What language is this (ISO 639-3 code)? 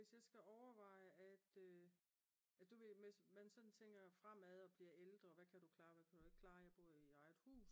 dan